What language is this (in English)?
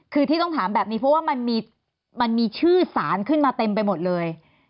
Thai